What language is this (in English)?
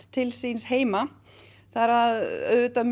Icelandic